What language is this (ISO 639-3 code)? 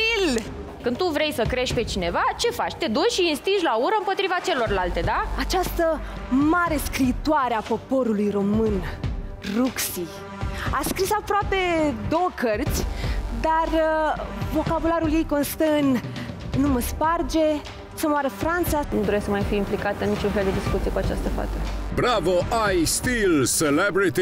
ron